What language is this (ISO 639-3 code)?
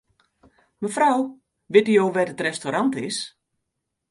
fry